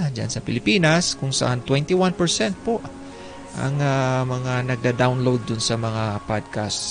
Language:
Filipino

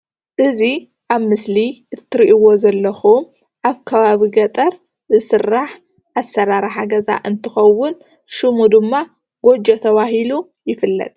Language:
Tigrinya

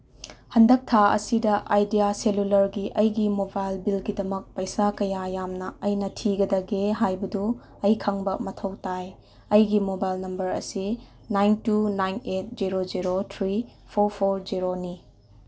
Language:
Manipuri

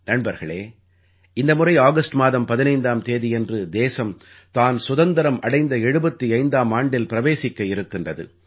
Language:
Tamil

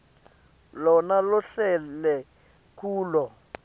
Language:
Swati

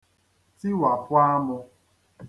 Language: Igbo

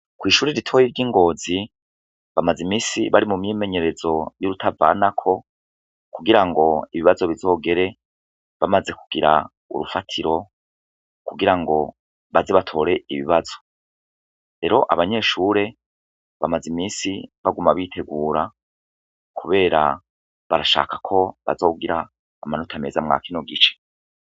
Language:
Rundi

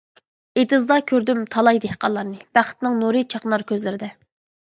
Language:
Uyghur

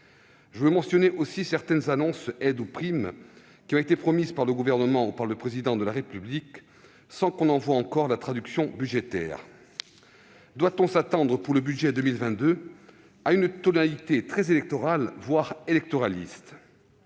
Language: French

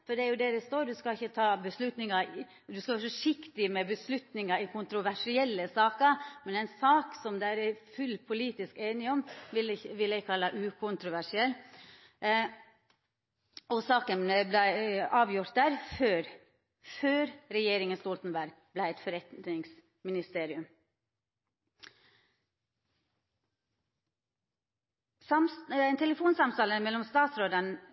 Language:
Norwegian Nynorsk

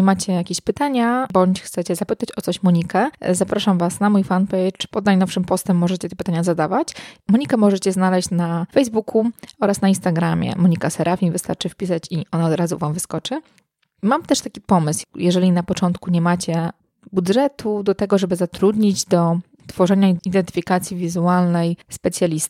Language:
Polish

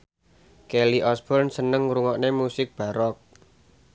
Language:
Javanese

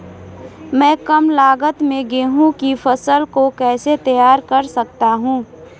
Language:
Hindi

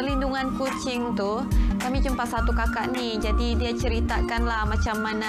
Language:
Malay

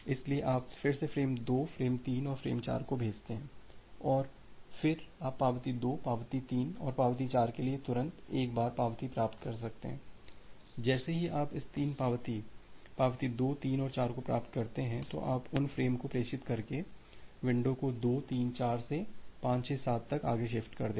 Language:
Hindi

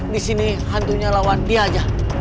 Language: Indonesian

